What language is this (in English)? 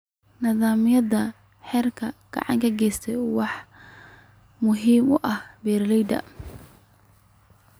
Somali